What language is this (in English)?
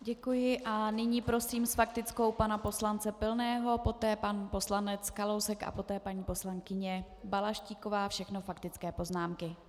Czech